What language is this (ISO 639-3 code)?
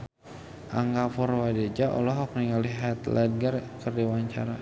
sun